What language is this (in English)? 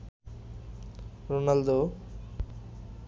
Bangla